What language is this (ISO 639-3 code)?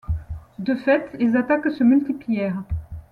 fra